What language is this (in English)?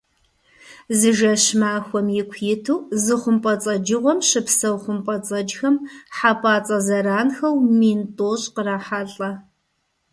Kabardian